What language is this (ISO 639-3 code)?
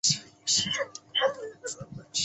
zho